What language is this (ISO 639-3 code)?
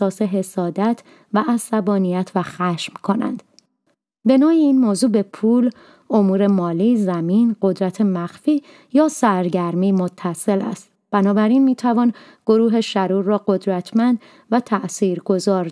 fas